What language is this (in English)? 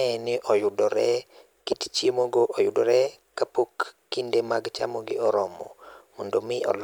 Luo (Kenya and Tanzania)